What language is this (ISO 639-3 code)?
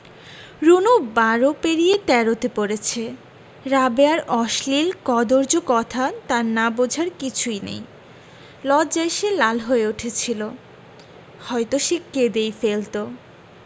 ben